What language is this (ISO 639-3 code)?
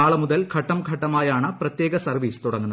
mal